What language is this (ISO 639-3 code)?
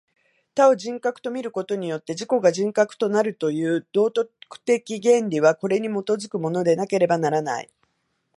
jpn